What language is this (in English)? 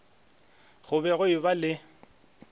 Northern Sotho